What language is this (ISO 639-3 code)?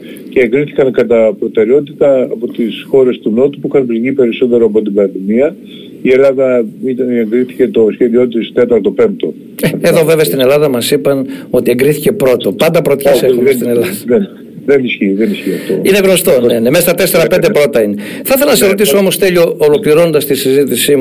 ell